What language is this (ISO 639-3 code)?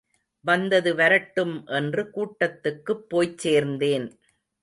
tam